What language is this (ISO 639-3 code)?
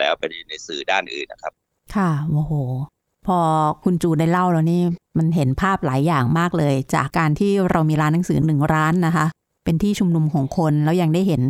tha